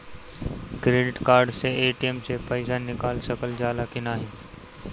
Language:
Bhojpuri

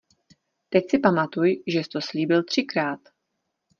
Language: Czech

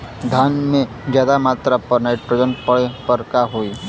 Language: Bhojpuri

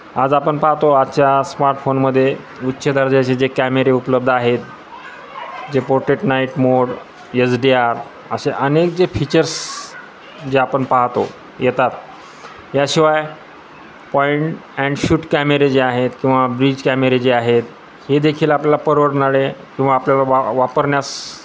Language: Marathi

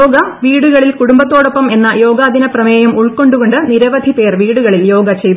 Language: Malayalam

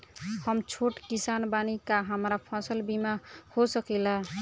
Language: Bhojpuri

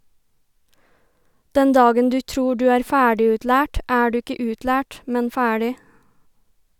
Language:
Norwegian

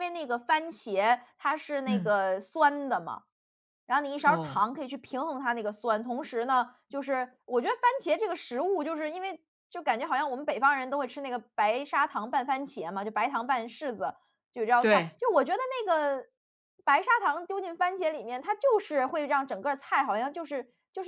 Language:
Chinese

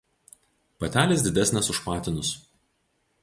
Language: Lithuanian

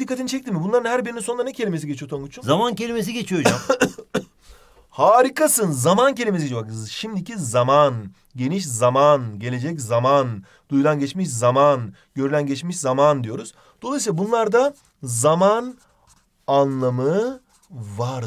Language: Turkish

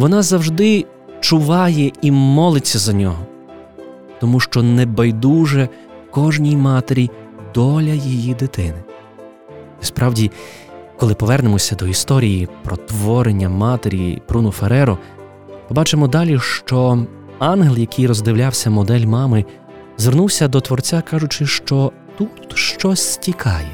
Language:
Ukrainian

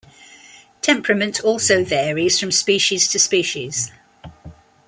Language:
English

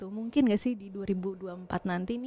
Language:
Indonesian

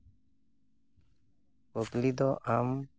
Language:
Santali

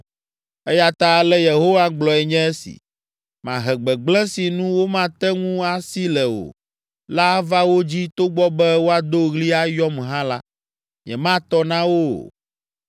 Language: Ewe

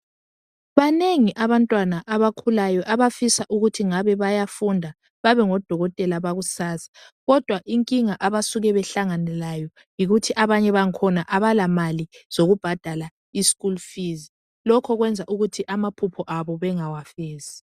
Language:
North Ndebele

